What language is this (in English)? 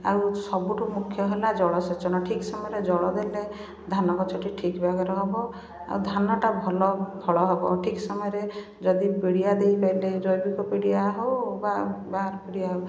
Odia